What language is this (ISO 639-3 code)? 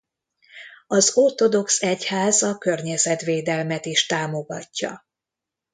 hun